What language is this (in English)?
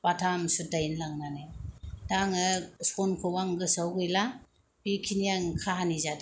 Bodo